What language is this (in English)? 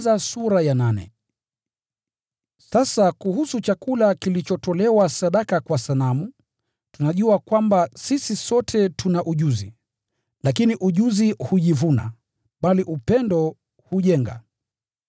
Swahili